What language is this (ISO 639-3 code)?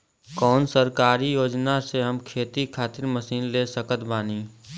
bho